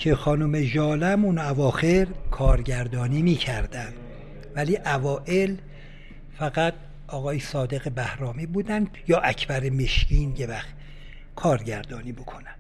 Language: Persian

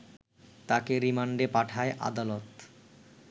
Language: Bangla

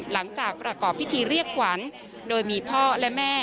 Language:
Thai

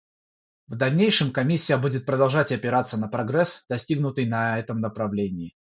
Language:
Russian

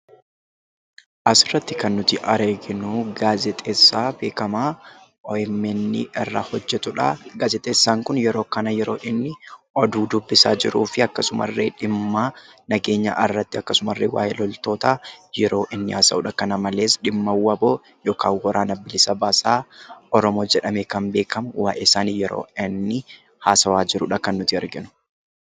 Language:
Oromo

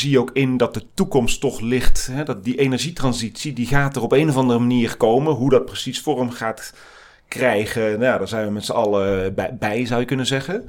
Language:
Dutch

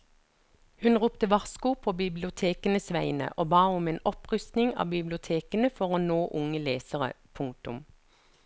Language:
Norwegian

